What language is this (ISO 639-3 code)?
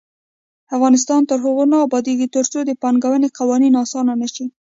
pus